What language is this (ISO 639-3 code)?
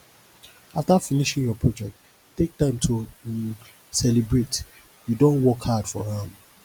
pcm